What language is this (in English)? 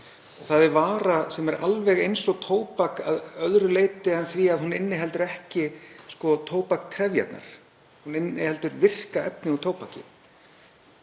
Icelandic